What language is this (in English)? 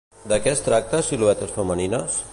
Catalan